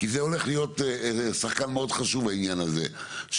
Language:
Hebrew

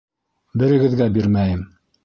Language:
Bashkir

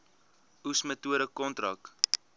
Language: Afrikaans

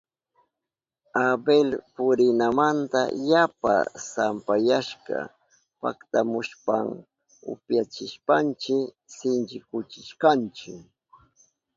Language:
Southern Pastaza Quechua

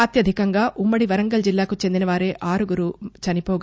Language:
Telugu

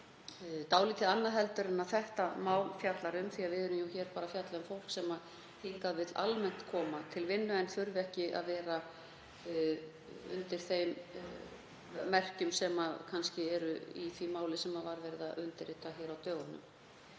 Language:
Icelandic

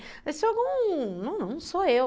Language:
Portuguese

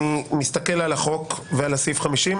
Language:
Hebrew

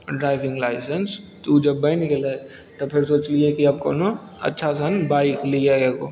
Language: Maithili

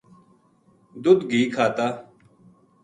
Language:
Gujari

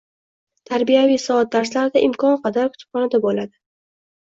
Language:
Uzbek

